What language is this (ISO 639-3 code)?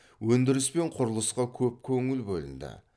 kaz